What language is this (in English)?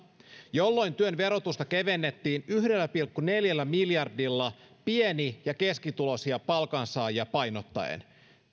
Finnish